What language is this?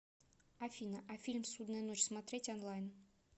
Russian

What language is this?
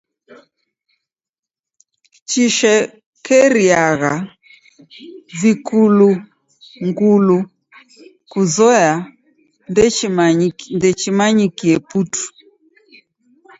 Taita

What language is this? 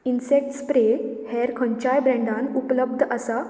Konkani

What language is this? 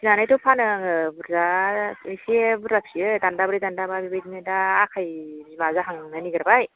Bodo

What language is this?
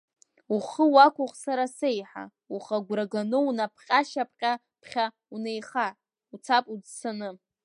Abkhazian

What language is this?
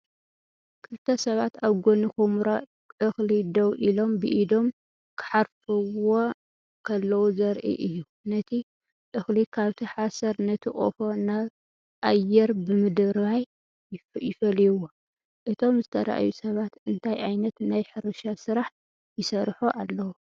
Tigrinya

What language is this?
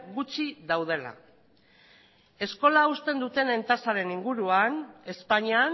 Basque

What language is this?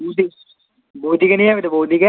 Bangla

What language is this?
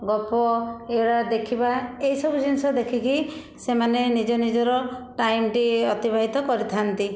Odia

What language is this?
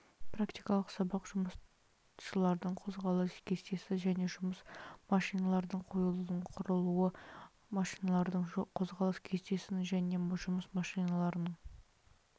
Kazakh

